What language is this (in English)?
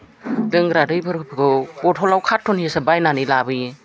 Bodo